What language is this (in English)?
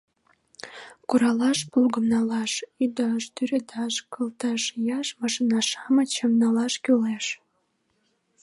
Mari